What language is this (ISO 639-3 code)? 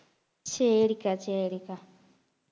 tam